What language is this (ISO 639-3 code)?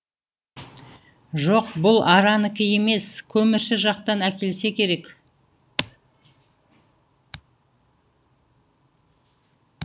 kaz